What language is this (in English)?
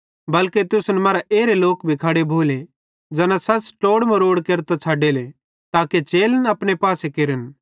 Bhadrawahi